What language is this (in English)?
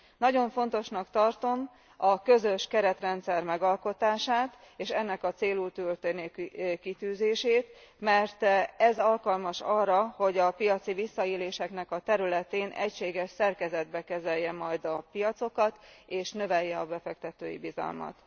Hungarian